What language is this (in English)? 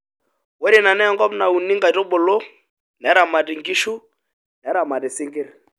Masai